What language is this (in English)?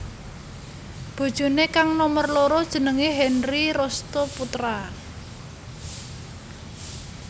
Javanese